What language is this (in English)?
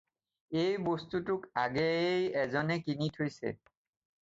Assamese